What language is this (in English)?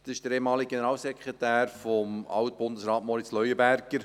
Swiss German